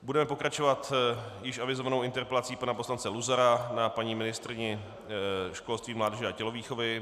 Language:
Czech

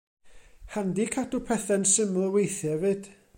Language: Welsh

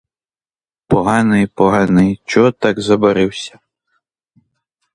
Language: Ukrainian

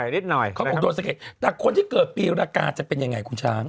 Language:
Thai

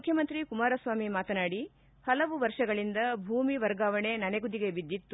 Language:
Kannada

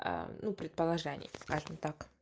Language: Russian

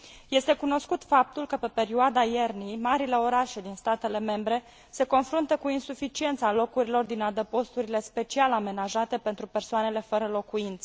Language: Romanian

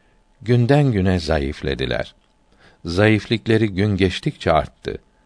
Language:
Turkish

